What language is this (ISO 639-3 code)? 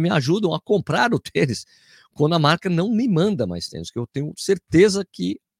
por